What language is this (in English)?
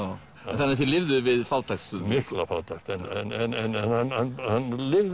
Icelandic